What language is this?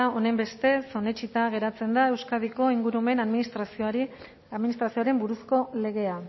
Basque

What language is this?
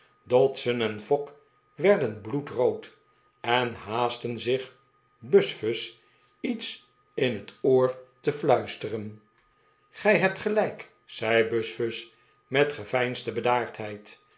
Dutch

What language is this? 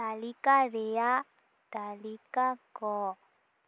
Santali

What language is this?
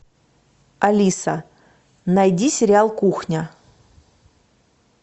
Russian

